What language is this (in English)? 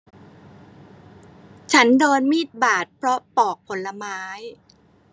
Thai